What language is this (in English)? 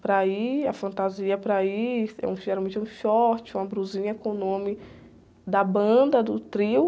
Portuguese